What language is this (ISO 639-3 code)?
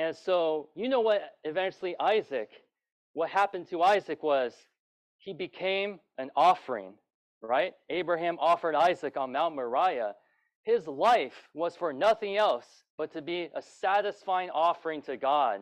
eng